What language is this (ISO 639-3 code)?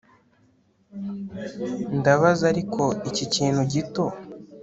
kin